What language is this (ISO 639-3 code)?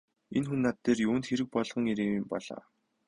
mon